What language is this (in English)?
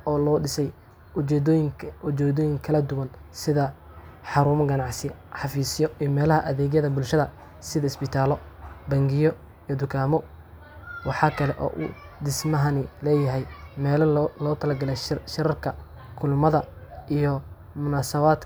Somali